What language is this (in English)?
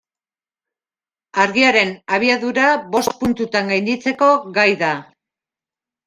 Basque